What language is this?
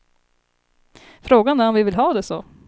Swedish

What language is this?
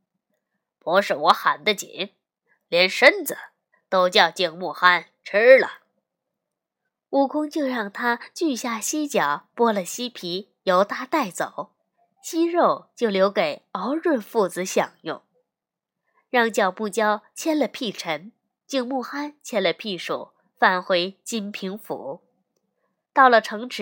Chinese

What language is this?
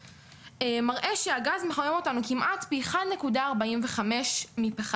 Hebrew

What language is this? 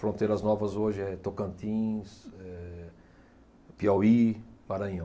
Portuguese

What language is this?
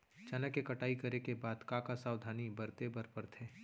Chhattisgarhi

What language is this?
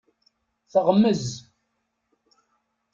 Kabyle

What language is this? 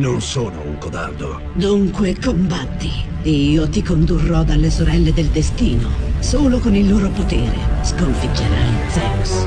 Italian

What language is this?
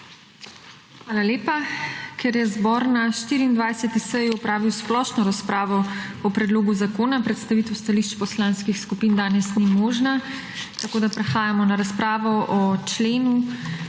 Slovenian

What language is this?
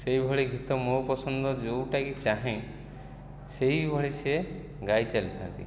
Odia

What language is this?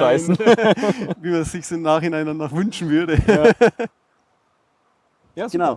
German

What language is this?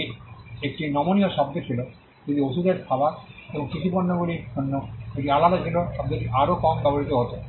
Bangla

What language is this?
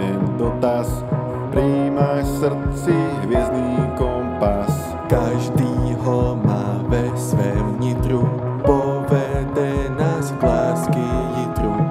Czech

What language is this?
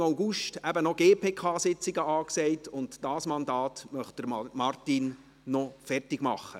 Swiss German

